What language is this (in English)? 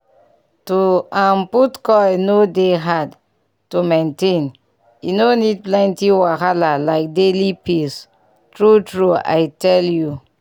Nigerian Pidgin